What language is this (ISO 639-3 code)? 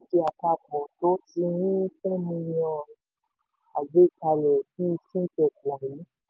yor